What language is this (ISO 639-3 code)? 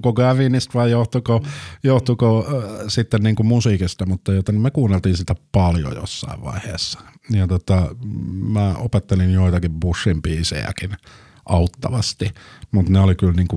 fin